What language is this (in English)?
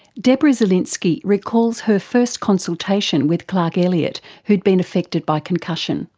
English